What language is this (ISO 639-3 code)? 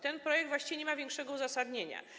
pol